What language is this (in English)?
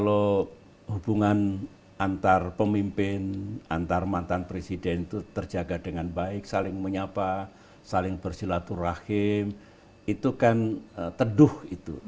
Indonesian